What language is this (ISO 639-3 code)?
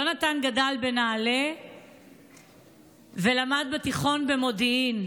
heb